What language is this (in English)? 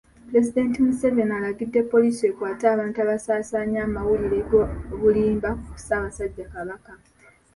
Ganda